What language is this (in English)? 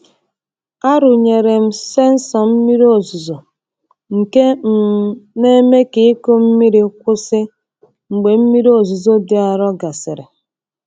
Igbo